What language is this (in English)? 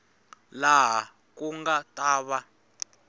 Tsonga